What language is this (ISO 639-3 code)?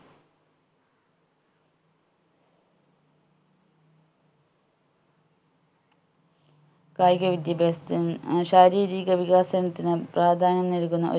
mal